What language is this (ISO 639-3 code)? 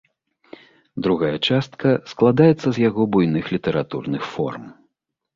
bel